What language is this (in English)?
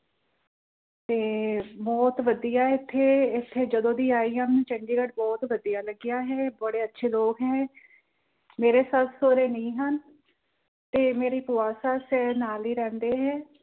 Punjabi